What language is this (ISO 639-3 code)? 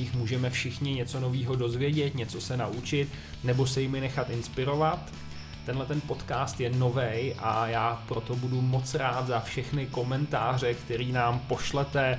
ces